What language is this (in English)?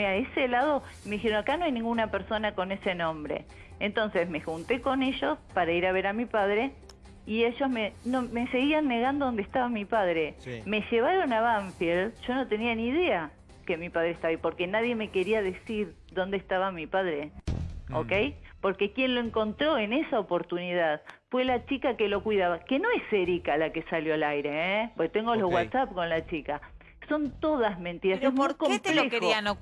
Spanish